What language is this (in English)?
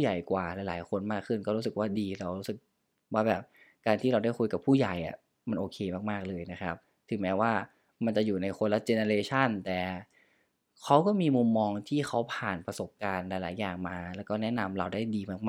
Thai